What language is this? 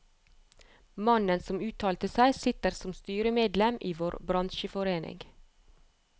Norwegian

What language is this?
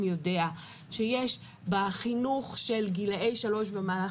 Hebrew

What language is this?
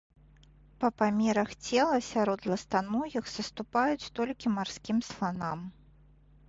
Belarusian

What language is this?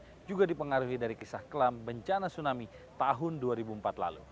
Indonesian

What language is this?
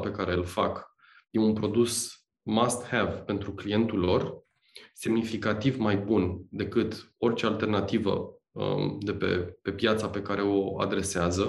Romanian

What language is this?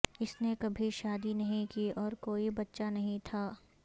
Urdu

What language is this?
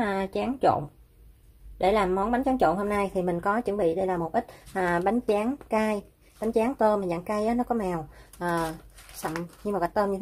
Vietnamese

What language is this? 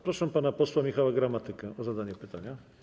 Polish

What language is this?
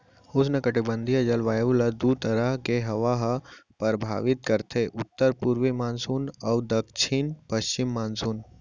Chhattisgarhi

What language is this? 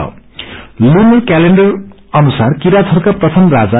Nepali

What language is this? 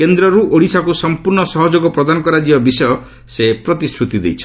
Odia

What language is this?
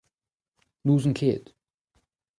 Breton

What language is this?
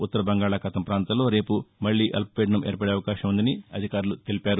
Telugu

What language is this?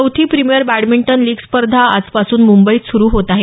Marathi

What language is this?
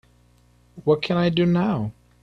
English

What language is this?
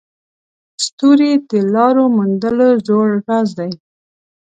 Pashto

